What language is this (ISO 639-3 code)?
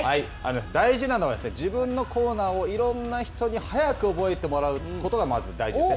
jpn